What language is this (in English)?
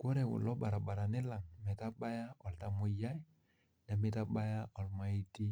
Masai